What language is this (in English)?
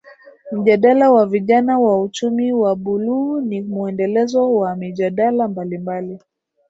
Swahili